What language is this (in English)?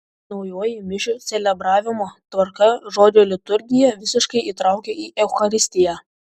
Lithuanian